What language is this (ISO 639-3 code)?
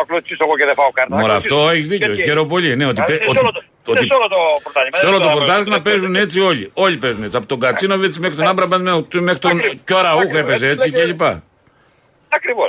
ell